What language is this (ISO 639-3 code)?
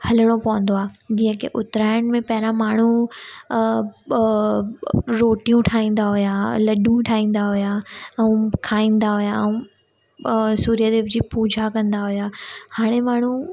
snd